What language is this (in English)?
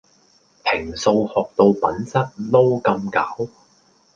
Cantonese